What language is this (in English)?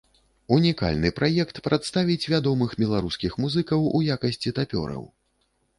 Belarusian